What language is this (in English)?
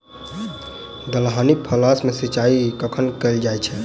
Maithili